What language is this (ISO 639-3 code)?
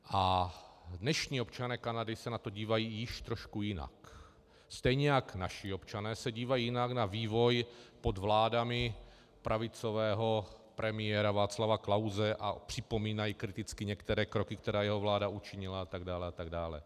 ces